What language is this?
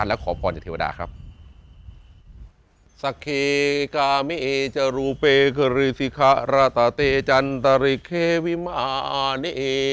Thai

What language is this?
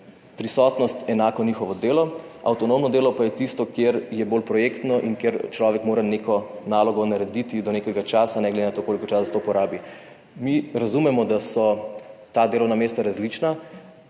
Slovenian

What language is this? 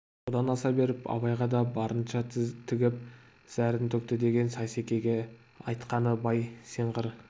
Kazakh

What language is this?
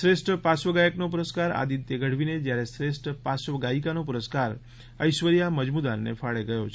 Gujarati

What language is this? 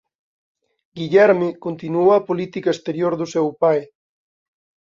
Galician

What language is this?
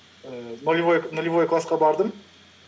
Kazakh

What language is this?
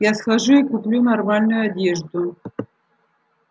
Russian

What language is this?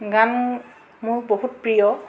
Assamese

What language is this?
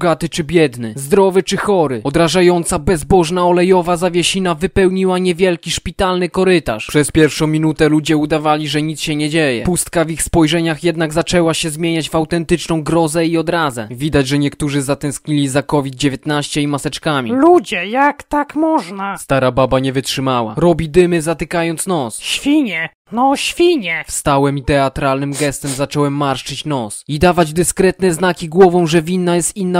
Polish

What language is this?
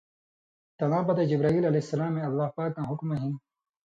Indus Kohistani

